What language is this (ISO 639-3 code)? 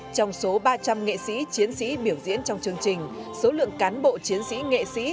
vie